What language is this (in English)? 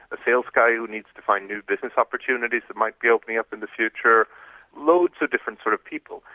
English